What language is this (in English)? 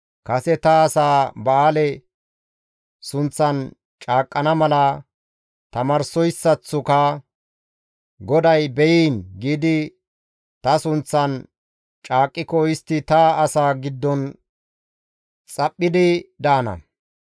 Gamo